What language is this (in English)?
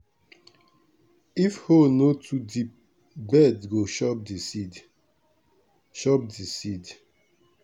Nigerian Pidgin